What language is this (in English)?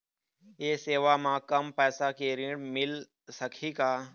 Chhattisgarhi